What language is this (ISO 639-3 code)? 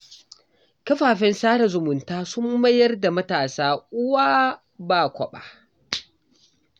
hau